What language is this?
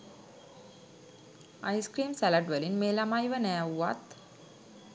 Sinhala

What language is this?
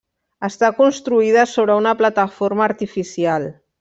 Catalan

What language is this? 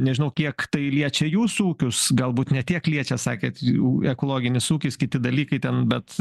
Lithuanian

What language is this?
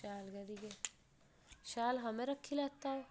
Dogri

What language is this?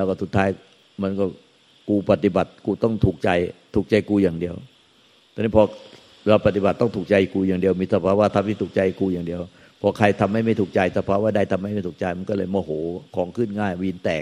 Thai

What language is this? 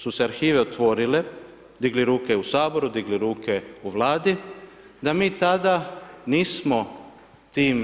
Croatian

